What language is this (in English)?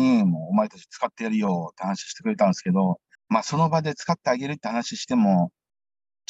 Japanese